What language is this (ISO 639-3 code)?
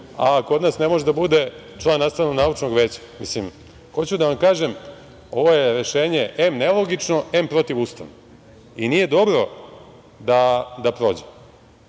srp